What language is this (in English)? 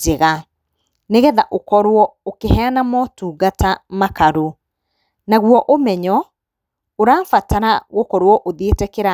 Kikuyu